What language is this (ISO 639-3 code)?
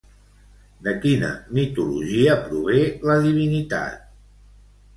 cat